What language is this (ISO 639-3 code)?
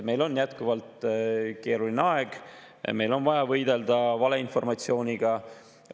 est